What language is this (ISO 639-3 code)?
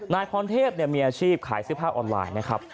tha